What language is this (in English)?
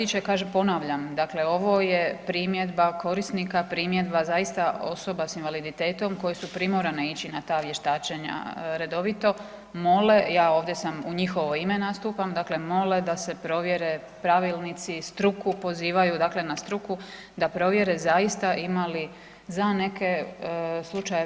Croatian